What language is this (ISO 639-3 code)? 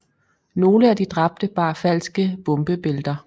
dan